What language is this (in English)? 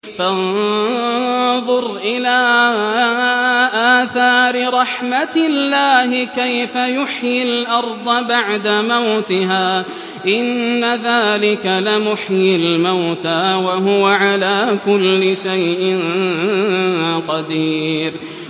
Arabic